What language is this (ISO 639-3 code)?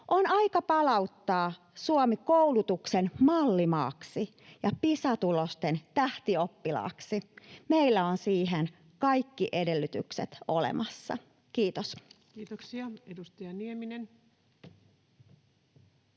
fin